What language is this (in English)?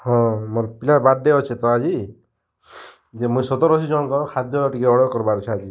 Odia